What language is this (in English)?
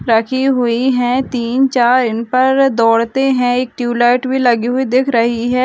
Hindi